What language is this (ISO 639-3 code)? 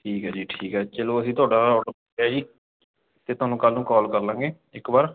pan